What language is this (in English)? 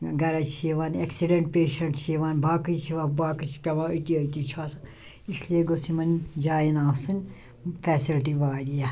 Kashmiri